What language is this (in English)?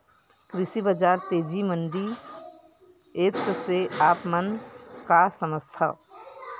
Chhattisgarhi